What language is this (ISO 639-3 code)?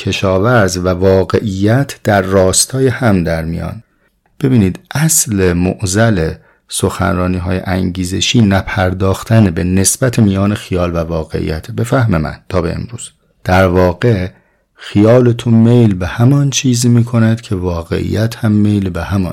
fas